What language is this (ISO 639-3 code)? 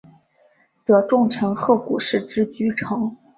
zho